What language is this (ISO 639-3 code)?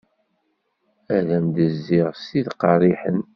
kab